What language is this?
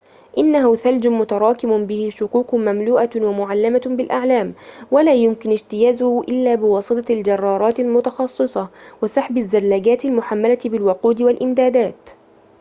Arabic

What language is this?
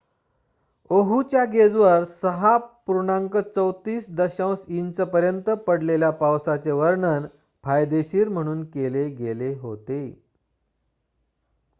Marathi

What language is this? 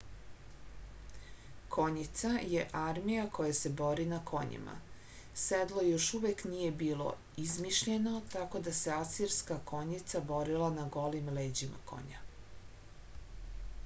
Serbian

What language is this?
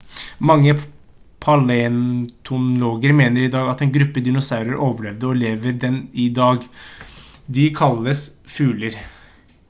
Norwegian Bokmål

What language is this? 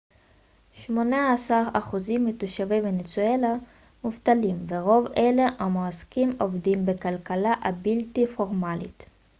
Hebrew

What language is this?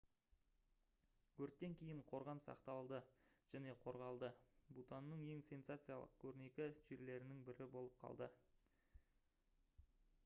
Kazakh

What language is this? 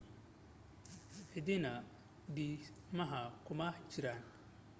Somali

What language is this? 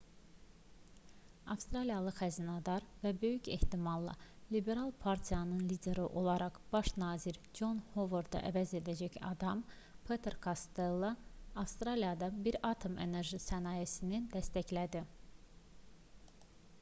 Azerbaijani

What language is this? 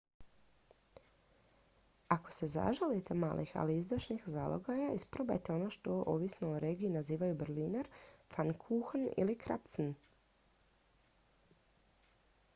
Croatian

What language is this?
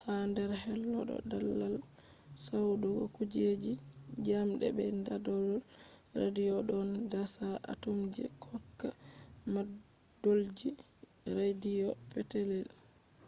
Fula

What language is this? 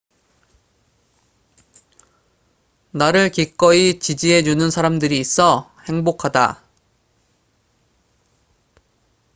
Korean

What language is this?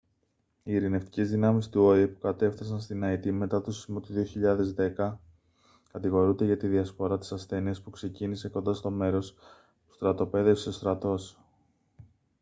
Greek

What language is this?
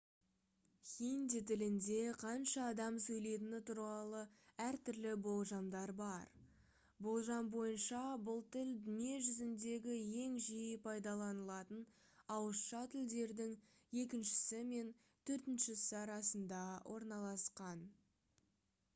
Kazakh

